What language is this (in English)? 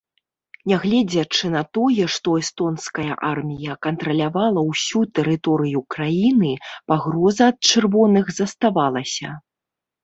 Belarusian